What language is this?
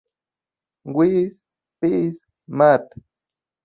Spanish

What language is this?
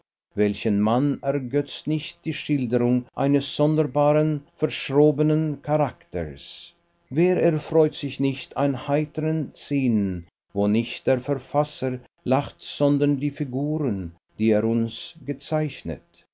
German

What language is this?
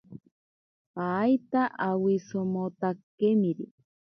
Ashéninka Perené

